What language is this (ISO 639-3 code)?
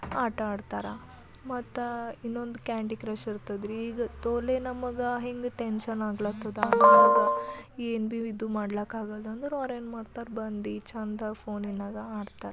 kan